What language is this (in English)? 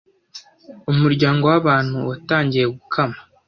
Kinyarwanda